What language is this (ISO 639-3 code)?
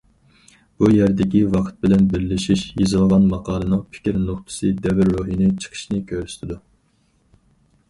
uig